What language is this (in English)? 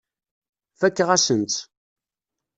Kabyle